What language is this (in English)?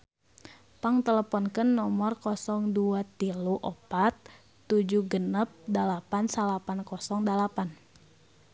Sundanese